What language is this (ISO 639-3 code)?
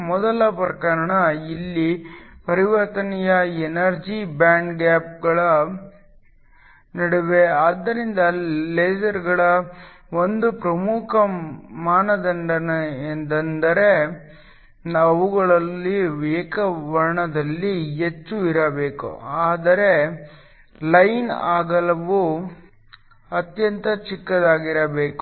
kan